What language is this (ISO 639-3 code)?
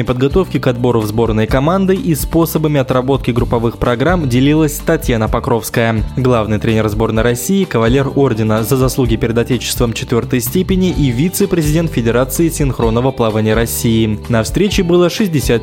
rus